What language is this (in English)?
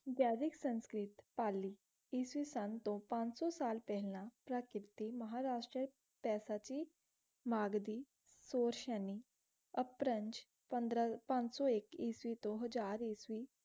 Punjabi